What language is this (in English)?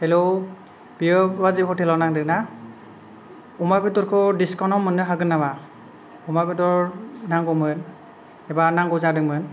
Bodo